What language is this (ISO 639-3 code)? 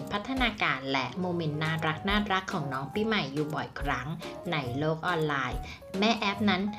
tha